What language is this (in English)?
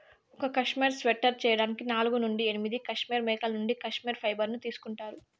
Telugu